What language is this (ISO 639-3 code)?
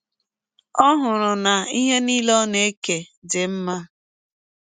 ibo